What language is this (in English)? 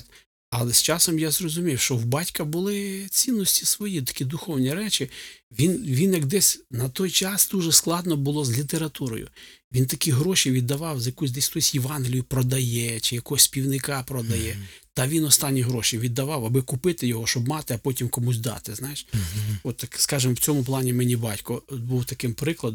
Ukrainian